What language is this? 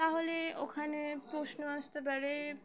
Bangla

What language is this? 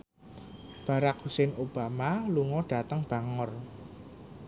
Javanese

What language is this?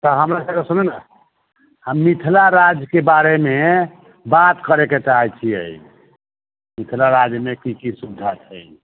Maithili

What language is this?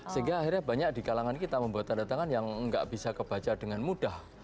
Indonesian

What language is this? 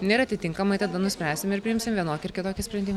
Lithuanian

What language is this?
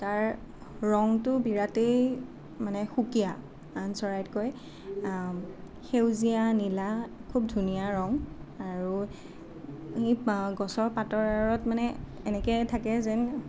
Assamese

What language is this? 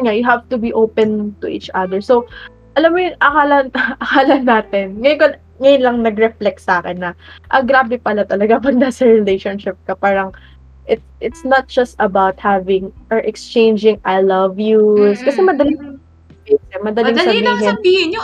Filipino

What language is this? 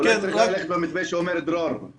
Hebrew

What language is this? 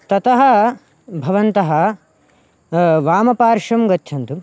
Sanskrit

